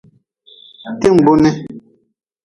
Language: Nawdm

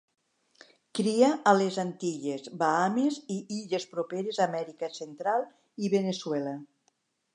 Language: Catalan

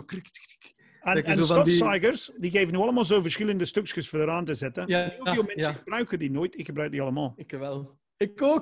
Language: Dutch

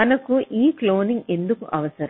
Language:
Telugu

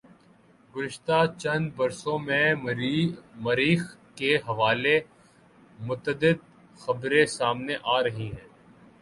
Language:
Urdu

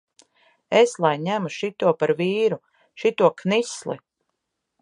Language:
Latvian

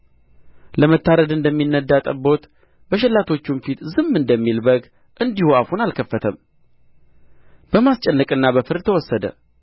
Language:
Amharic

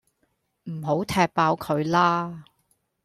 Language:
Cantonese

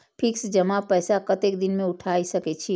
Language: Maithili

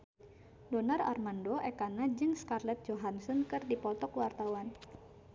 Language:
Sundanese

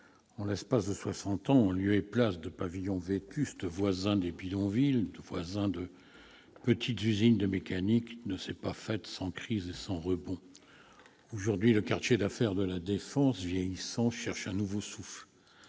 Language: French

